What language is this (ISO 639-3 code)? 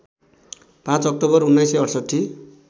nep